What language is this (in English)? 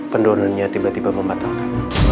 Indonesian